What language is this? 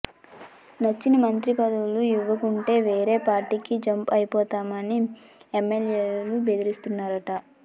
Telugu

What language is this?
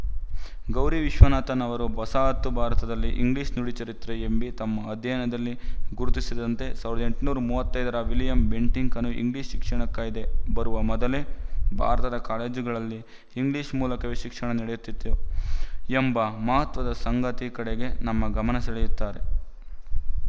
Kannada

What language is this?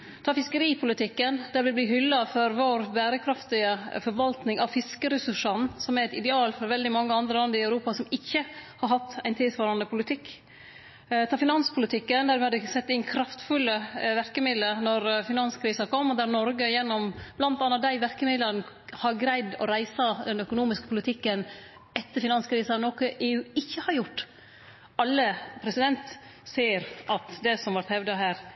Norwegian Nynorsk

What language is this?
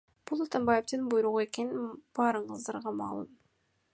Kyrgyz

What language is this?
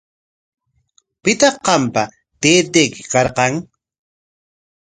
Corongo Ancash Quechua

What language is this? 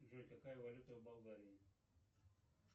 Russian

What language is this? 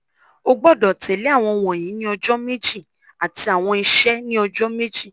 Yoruba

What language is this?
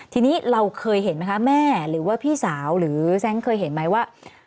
Thai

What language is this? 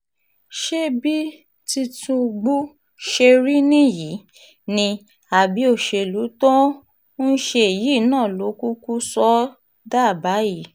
Yoruba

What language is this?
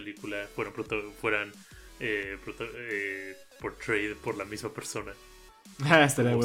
Spanish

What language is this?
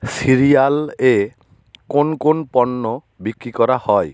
Bangla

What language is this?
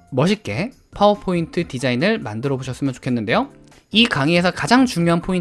Korean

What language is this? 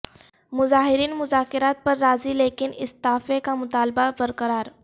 Urdu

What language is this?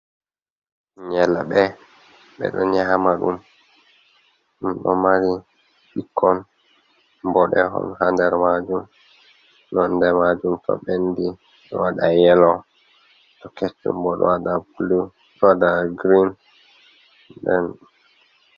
Fula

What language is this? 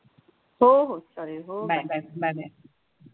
Marathi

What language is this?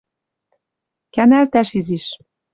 Western Mari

